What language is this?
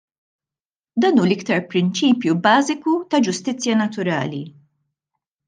Maltese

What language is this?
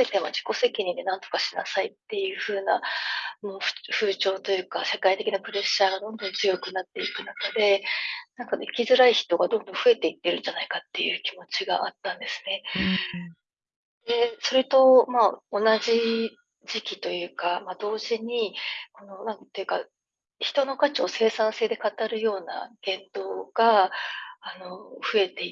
Japanese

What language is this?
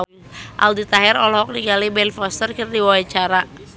Sundanese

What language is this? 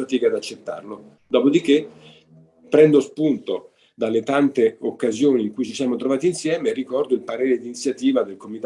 Italian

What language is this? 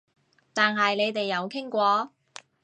Cantonese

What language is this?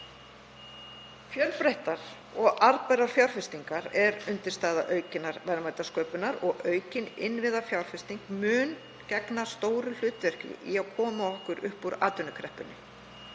Icelandic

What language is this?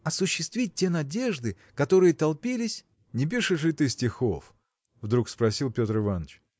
Russian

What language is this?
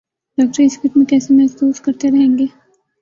Urdu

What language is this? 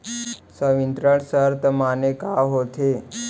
Chhattisgarhi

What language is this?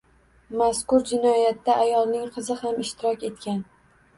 Uzbek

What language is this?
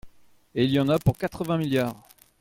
French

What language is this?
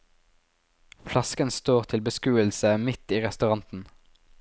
Norwegian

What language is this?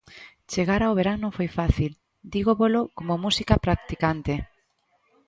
Galician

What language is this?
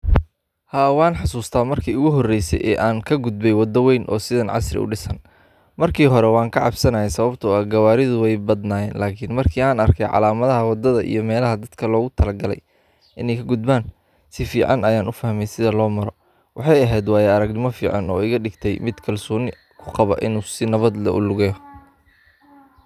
Somali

